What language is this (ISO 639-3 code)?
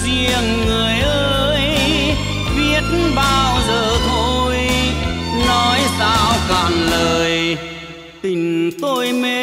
vie